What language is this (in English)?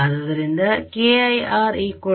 Kannada